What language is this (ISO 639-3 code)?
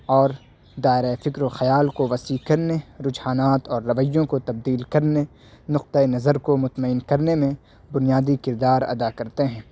urd